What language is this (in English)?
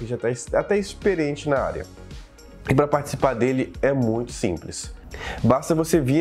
Portuguese